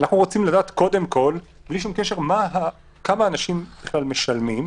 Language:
Hebrew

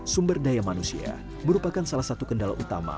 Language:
Indonesian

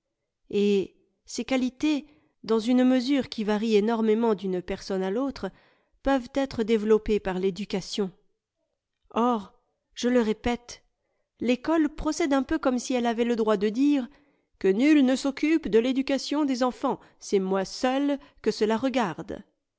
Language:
French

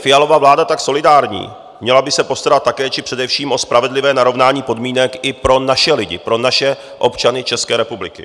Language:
Czech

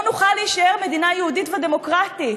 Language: Hebrew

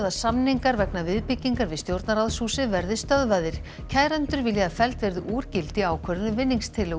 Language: Icelandic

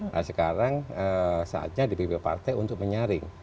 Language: Indonesian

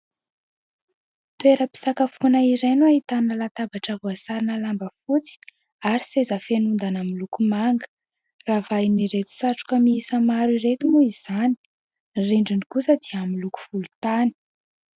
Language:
Malagasy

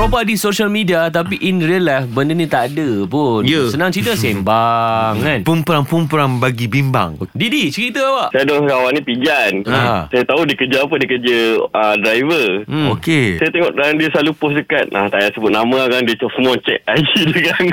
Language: Malay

